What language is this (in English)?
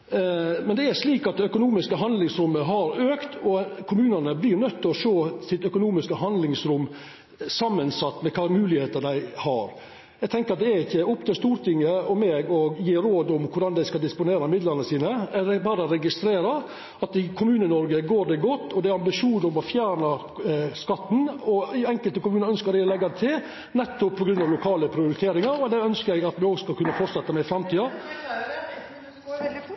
Norwegian Nynorsk